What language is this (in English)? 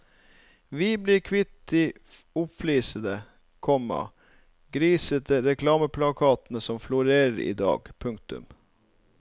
Norwegian